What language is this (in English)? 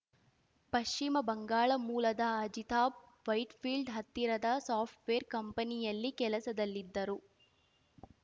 Kannada